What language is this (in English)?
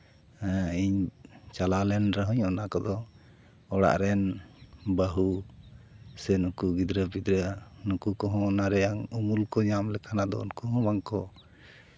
Santali